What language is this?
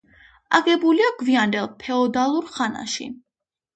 Georgian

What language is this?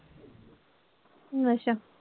Punjabi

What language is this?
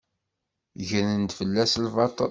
Kabyle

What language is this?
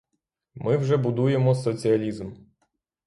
Ukrainian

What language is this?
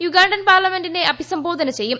Malayalam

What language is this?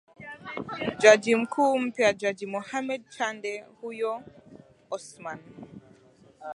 Swahili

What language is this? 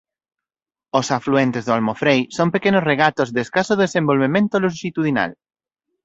Galician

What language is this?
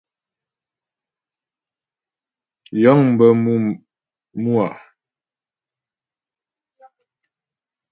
Ghomala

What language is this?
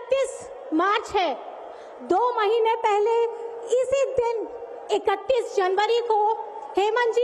Hindi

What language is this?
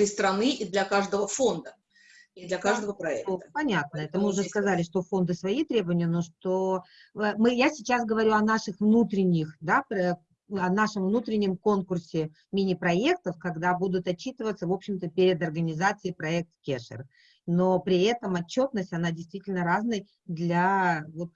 Russian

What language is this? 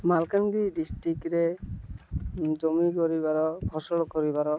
Odia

